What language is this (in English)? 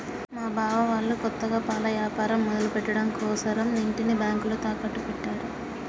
Telugu